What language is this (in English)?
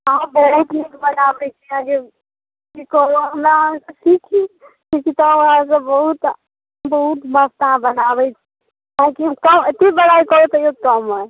Maithili